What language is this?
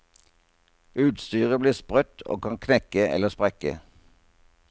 Norwegian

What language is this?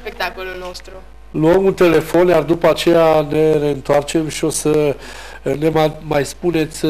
Romanian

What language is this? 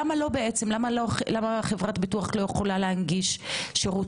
Hebrew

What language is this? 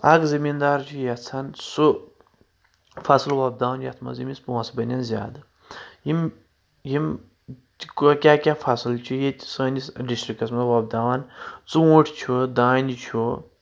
Kashmiri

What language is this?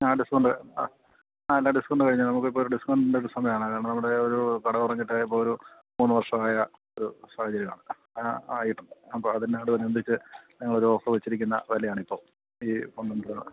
Malayalam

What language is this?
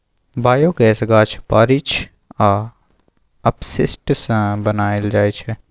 Maithili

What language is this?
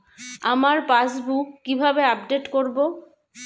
Bangla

